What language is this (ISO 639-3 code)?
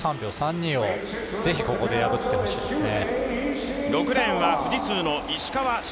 jpn